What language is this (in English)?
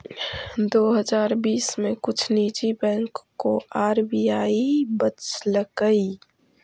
Magahi